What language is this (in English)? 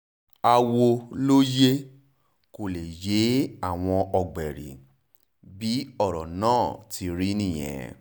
Yoruba